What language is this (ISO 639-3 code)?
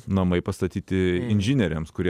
lit